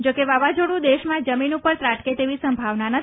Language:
Gujarati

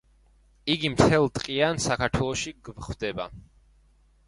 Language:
Georgian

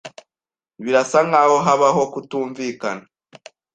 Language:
Kinyarwanda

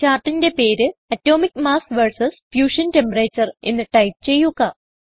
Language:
Malayalam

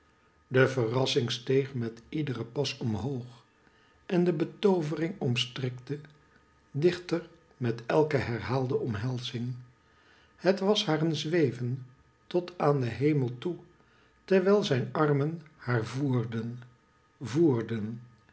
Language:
Dutch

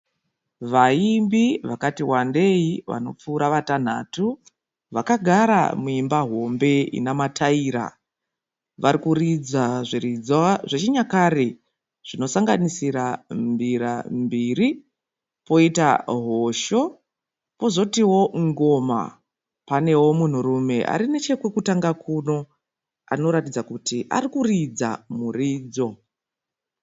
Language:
Shona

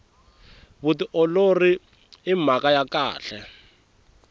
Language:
Tsonga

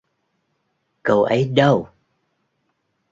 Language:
Vietnamese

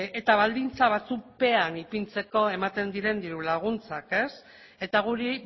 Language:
Basque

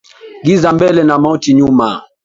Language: Swahili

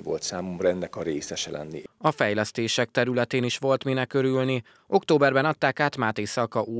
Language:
Hungarian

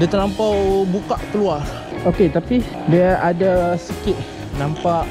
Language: Malay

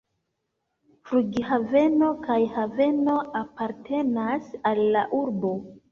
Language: Esperanto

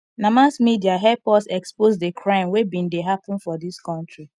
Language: Nigerian Pidgin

